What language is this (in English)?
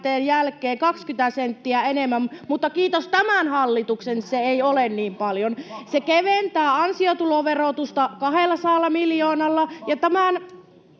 Finnish